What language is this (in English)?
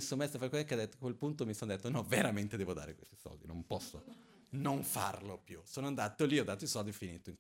Italian